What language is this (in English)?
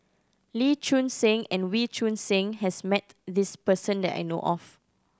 English